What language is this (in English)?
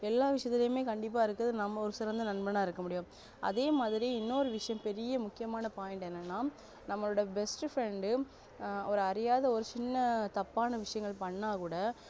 Tamil